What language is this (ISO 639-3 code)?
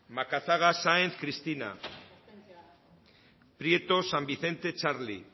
eus